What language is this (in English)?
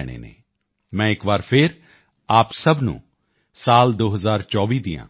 Punjabi